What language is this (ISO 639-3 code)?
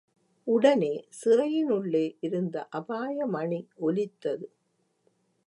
tam